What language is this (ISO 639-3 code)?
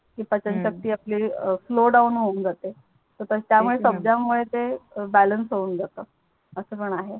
mar